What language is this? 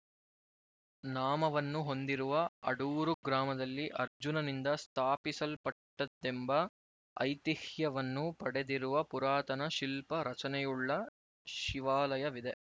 Kannada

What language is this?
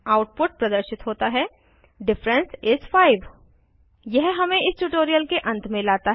Hindi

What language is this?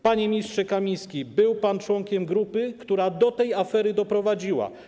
Polish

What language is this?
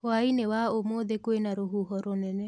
Kikuyu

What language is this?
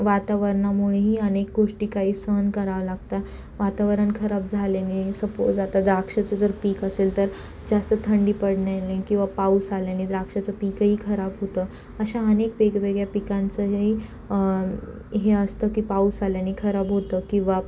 Marathi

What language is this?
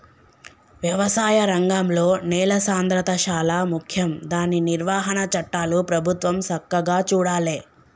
Telugu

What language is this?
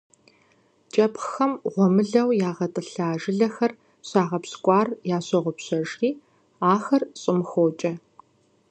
Kabardian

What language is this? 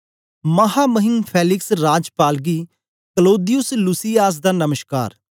Dogri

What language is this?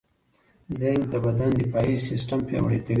Pashto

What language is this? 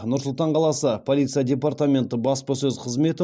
Kazakh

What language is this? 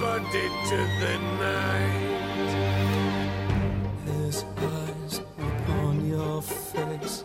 Korean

